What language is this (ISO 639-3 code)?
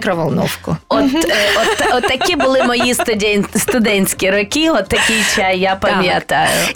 ukr